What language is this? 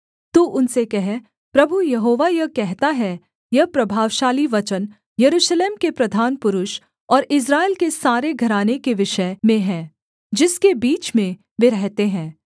Hindi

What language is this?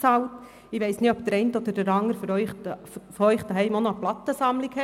Swiss German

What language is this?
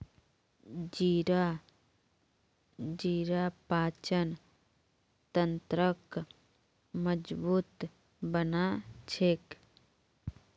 Magahi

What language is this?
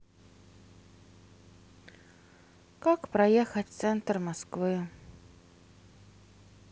Russian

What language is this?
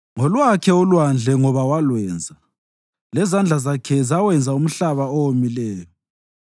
North Ndebele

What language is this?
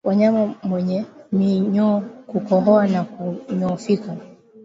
Swahili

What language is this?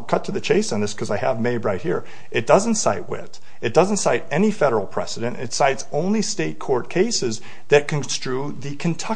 English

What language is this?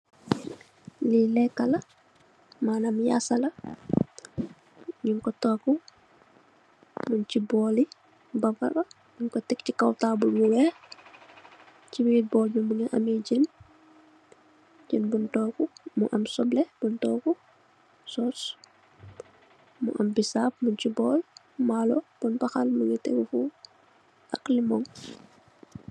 Wolof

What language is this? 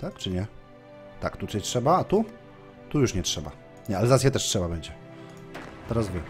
Polish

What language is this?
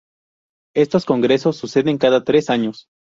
Spanish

